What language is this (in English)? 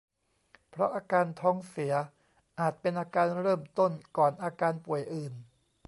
Thai